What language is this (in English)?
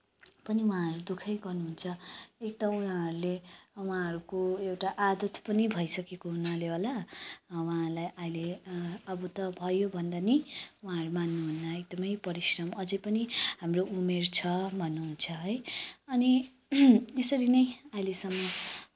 Nepali